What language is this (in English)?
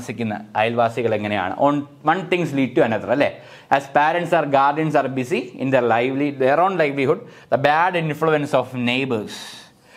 Malayalam